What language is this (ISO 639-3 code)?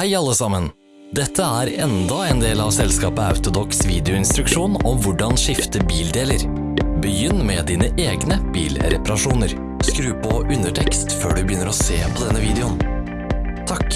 nor